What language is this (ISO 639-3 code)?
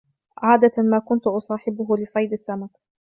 ara